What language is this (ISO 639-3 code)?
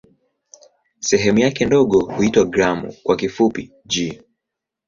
swa